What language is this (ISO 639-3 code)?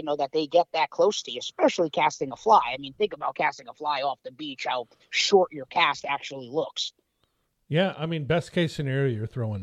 eng